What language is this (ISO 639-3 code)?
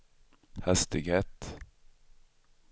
swe